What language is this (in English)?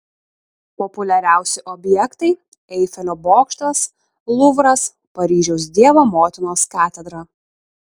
Lithuanian